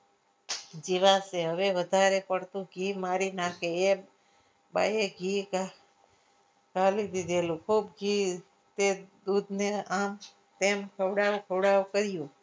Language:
Gujarati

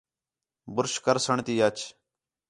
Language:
Khetrani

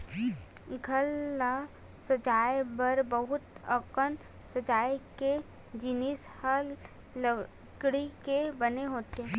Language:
Chhattisgarhi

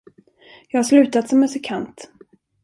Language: Swedish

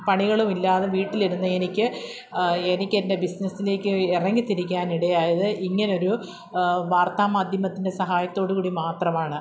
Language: Malayalam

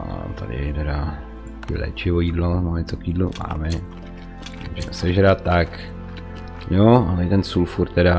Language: Czech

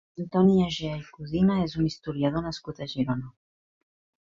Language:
Catalan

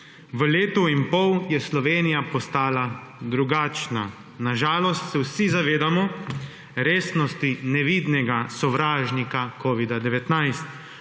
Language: Slovenian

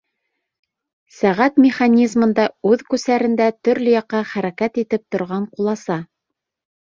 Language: Bashkir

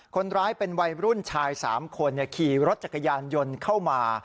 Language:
Thai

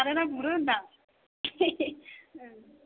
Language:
Bodo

